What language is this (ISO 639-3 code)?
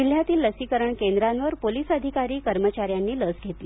mar